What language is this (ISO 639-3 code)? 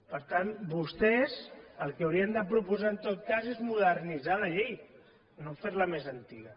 cat